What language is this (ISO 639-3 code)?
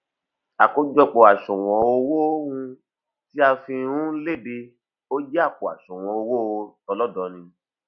yor